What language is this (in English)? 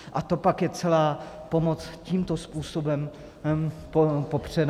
Czech